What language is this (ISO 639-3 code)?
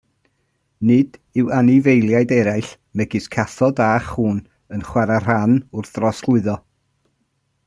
cym